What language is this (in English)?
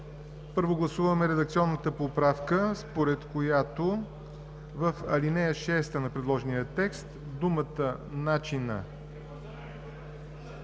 Bulgarian